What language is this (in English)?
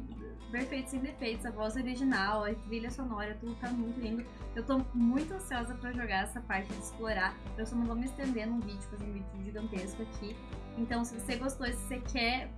Portuguese